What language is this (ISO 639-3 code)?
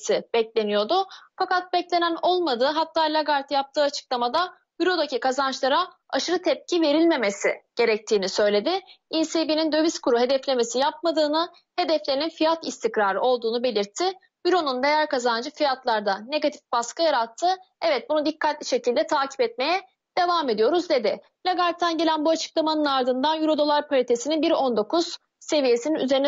tur